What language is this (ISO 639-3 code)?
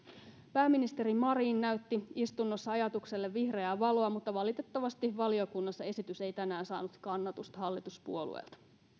fin